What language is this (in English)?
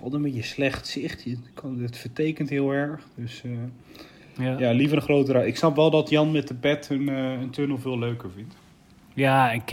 Dutch